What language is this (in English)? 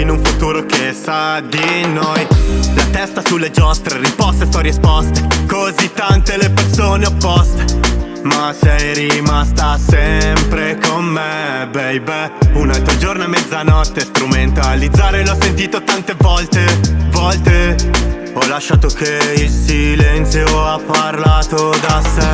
Italian